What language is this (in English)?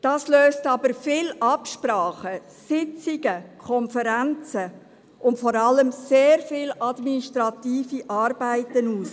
Swiss German